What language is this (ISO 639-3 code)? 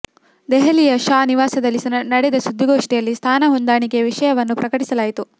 kan